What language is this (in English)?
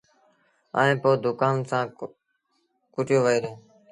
Sindhi Bhil